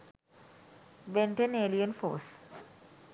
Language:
Sinhala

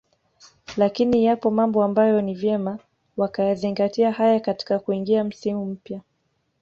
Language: Swahili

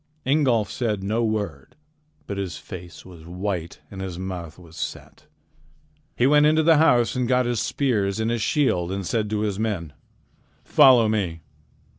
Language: English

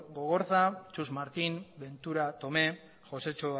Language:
Basque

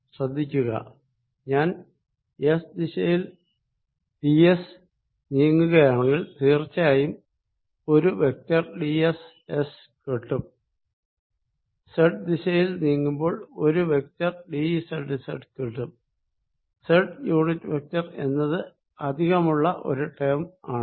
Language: Malayalam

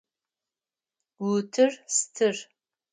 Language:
Adyghe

